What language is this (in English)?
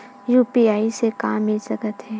Chhattisgarhi